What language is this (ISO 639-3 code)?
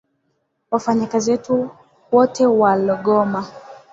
swa